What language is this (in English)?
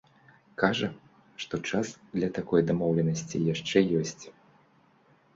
Belarusian